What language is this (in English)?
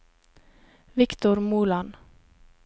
Norwegian